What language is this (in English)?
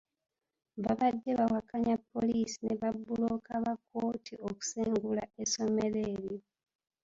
Ganda